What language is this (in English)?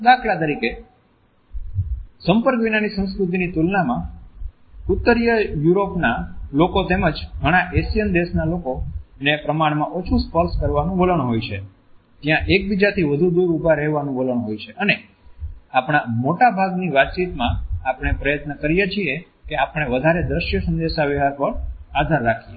Gujarati